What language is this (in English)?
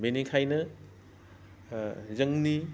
Bodo